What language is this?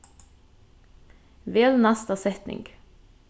Faroese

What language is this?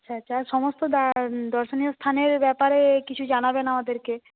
Bangla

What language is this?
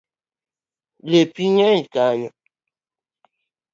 Luo (Kenya and Tanzania)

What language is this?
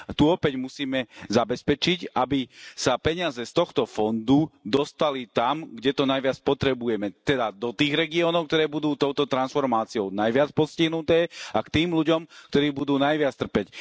Slovak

